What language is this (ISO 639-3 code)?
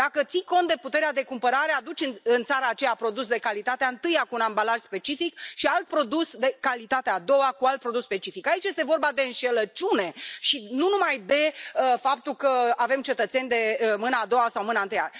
ron